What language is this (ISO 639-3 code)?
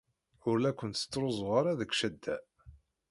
kab